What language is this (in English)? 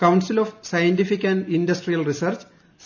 Malayalam